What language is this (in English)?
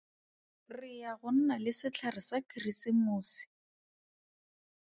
Tswana